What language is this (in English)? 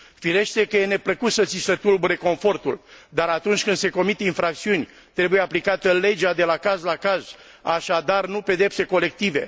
Romanian